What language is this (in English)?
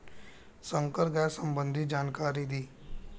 Bhojpuri